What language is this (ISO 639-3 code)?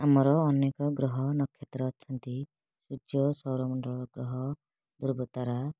ori